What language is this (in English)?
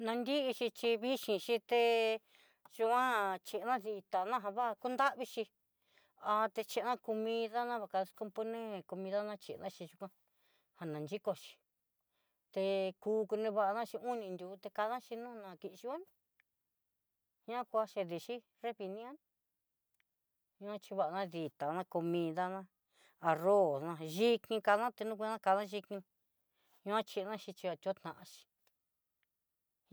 Southeastern Nochixtlán Mixtec